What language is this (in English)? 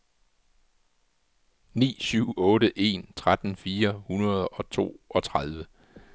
Danish